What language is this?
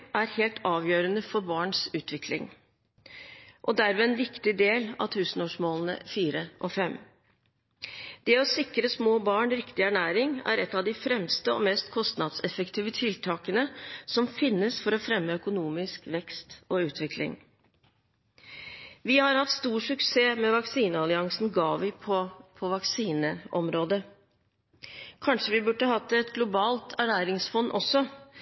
Norwegian Bokmål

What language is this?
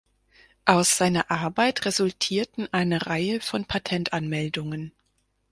German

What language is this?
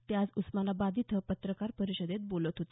Marathi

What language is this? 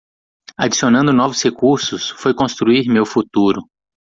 Portuguese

